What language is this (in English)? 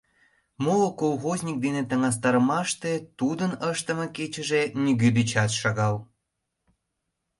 Mari